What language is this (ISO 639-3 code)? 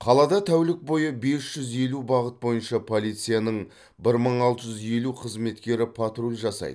kaz